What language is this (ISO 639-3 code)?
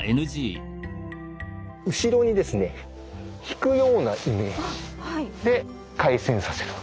jpn